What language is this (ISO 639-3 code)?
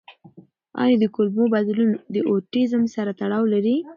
pus